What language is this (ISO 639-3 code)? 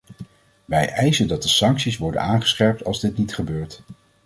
nld